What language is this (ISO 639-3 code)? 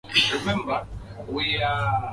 swa